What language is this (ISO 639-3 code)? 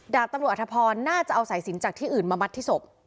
tha